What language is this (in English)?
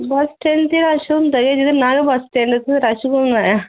Dogri